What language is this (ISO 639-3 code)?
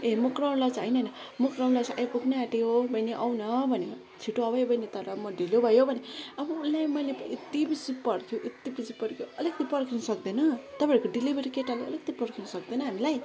nep